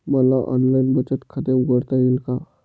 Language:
Marathi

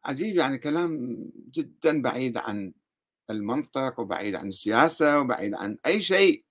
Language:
Arabic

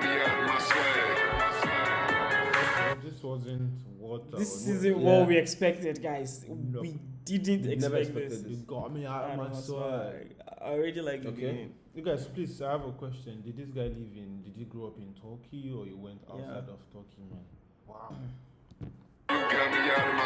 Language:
Turkish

